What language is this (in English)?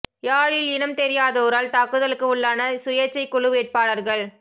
Tamil